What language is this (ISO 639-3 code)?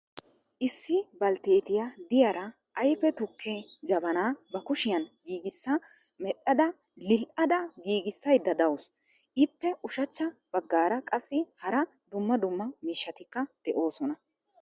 wal